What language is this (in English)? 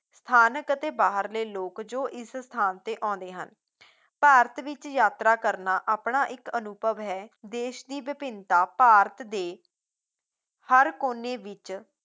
Punjabi